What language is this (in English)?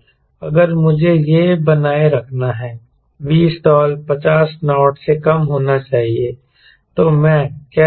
Hindi